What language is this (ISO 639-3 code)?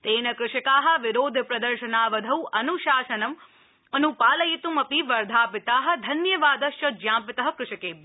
san